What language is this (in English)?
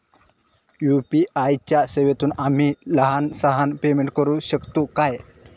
Marathi